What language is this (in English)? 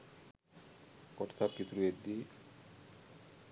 Sinhala